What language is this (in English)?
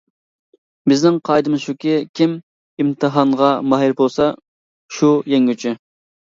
Uyghur